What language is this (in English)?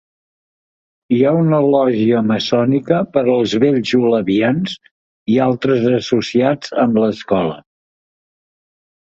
Catalan